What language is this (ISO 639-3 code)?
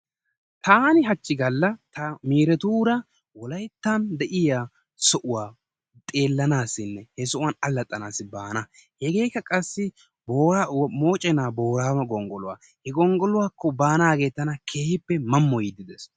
wal